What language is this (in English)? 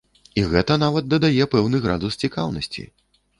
Belarusian